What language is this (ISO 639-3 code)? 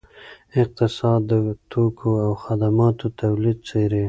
pus